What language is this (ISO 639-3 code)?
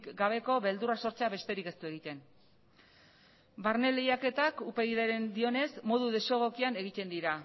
eus